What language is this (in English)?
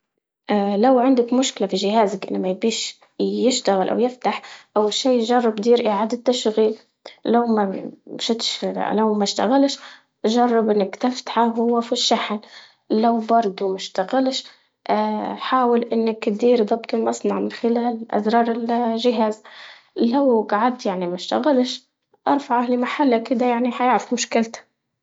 Libyan Arabic